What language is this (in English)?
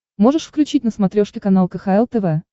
Russian